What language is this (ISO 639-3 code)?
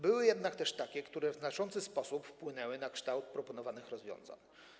pol